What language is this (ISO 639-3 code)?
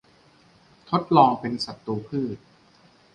tha